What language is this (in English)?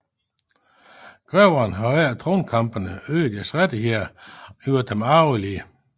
Danish